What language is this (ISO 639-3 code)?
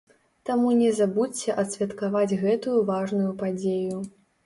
bel